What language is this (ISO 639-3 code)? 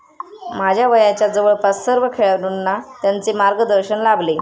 mar